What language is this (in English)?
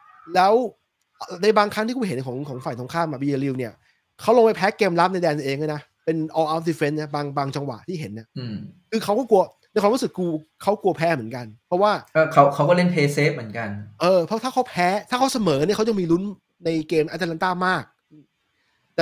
Thai